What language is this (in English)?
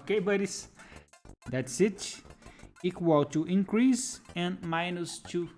English